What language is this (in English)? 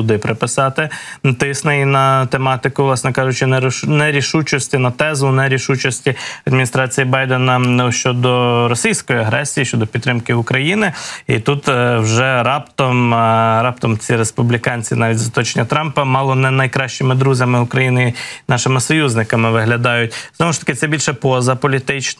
Ukrainian